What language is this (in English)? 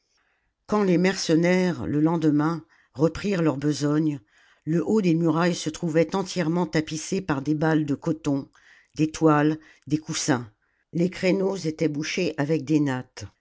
French